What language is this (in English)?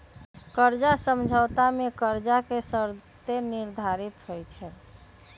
Magahi